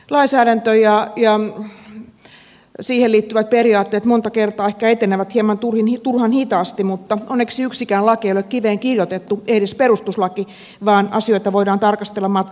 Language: Finnish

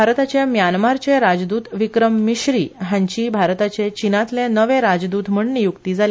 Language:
Konkani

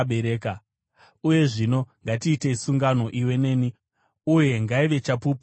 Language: Shona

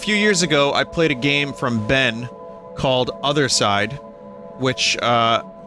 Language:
English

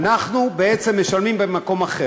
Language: Hebrew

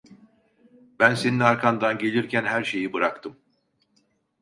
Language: Turkish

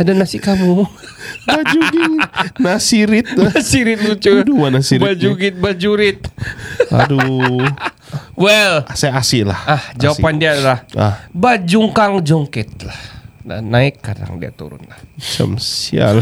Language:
Malay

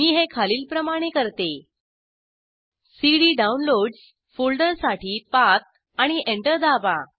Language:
Marathi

